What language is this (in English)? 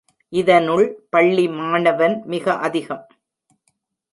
Tamil